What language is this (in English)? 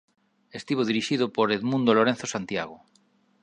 Galician